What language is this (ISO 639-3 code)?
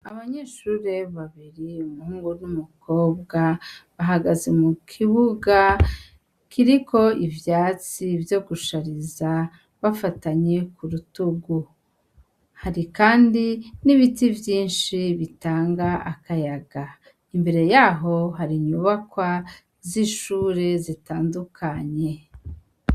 run